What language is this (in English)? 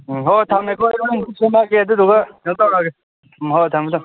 Manipuri